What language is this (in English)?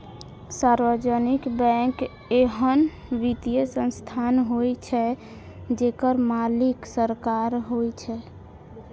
Maithili